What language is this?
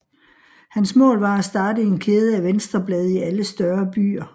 Danish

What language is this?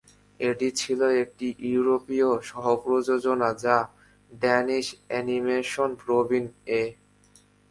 Bangla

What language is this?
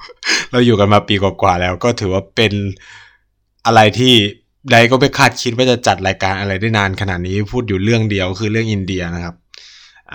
Thai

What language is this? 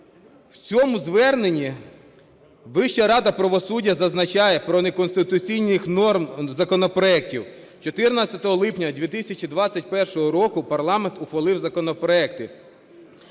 Ukrainian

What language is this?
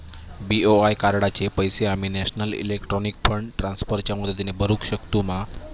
Marathi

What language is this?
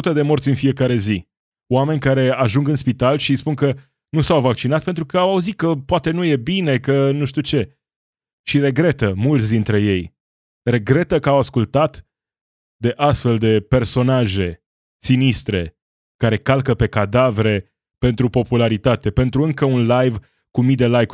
Romanian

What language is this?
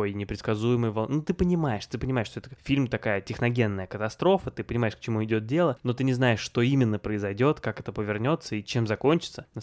Russian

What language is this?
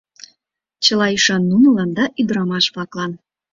Mari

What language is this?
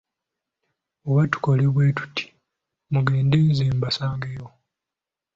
Ganda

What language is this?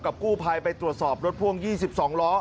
Thai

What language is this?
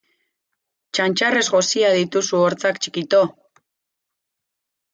Basque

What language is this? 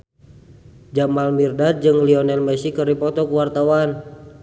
Sundanese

